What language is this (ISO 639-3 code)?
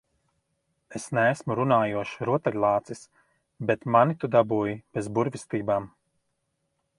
lav